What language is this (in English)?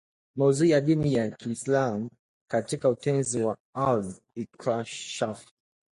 Swahili